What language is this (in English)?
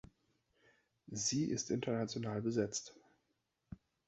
German